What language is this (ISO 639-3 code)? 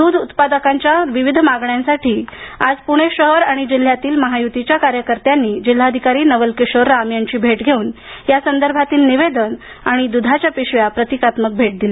mar